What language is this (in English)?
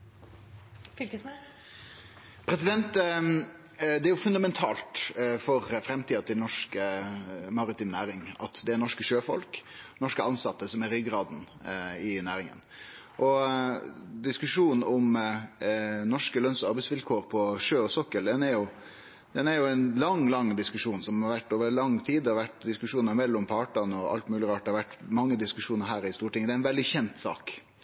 Norwegian Nynorsk